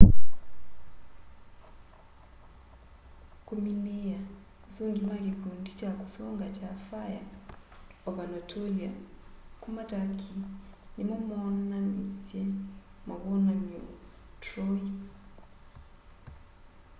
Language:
Kamba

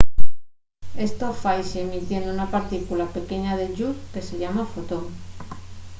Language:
Asturian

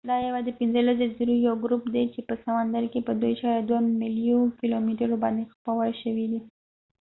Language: Pashto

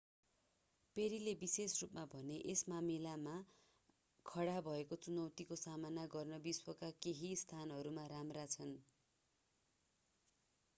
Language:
Nepali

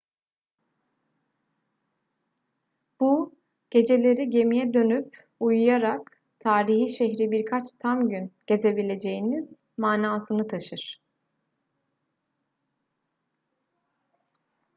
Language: Turkish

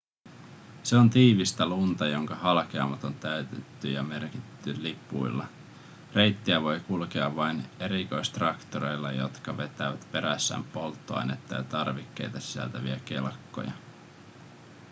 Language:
Finnish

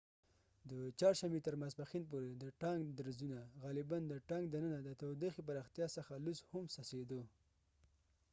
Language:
Pashto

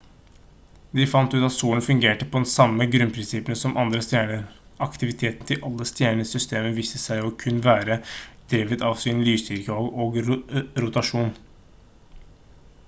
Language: Norwegian Bokmål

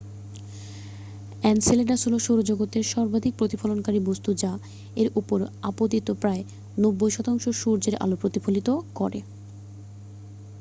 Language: Bangla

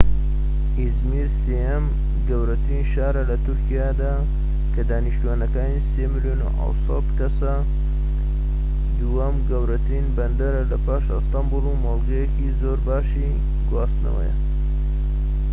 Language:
Central Kurdish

